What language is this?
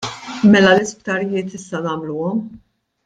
Maltese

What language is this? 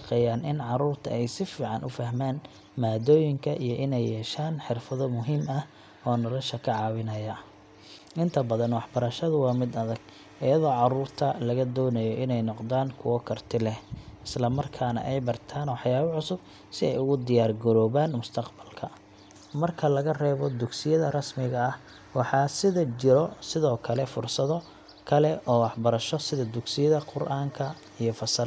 Somali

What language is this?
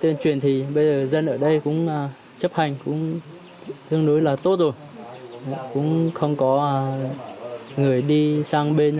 Vietnamese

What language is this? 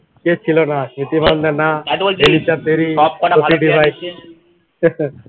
Bangla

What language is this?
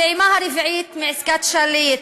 Hebrew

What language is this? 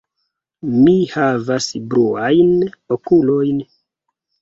Esperanto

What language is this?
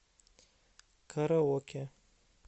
Russian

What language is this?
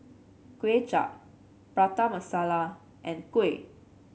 English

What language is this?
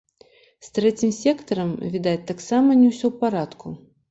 Belarusian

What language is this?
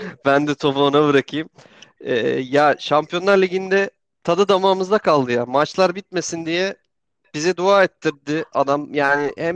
Turkish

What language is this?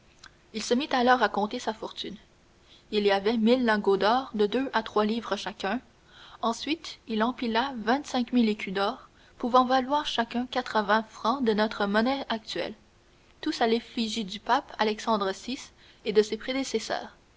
French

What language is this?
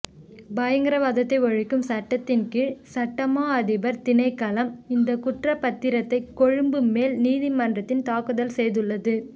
Tamil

